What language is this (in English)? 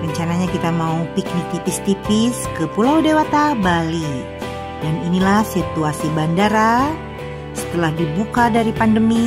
Indonesian